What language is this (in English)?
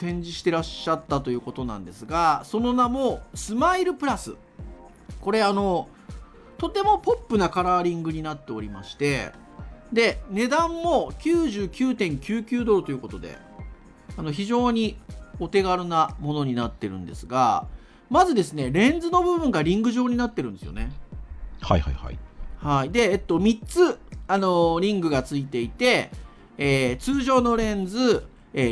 Japanese